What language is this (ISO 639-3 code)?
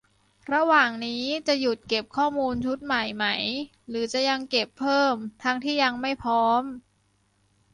tha